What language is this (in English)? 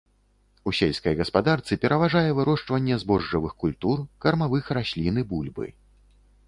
Belarusian